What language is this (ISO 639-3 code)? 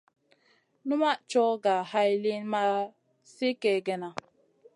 mcn